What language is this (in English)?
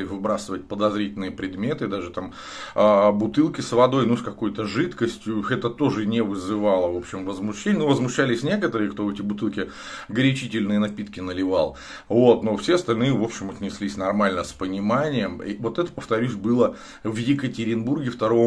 Russian